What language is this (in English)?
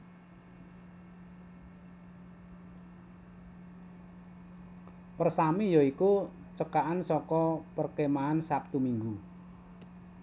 Javanese